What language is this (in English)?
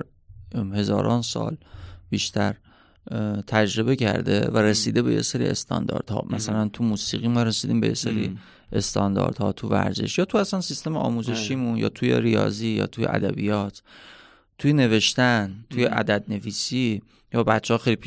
Persian